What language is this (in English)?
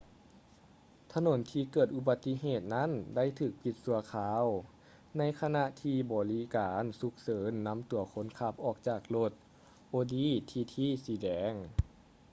Lao